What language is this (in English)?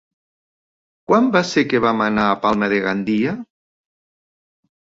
Catalan